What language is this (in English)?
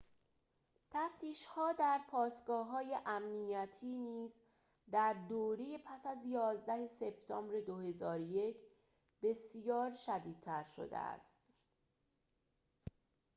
Persian